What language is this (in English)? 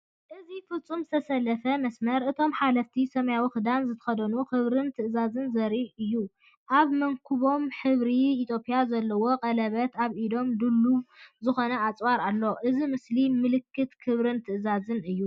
Tigrinya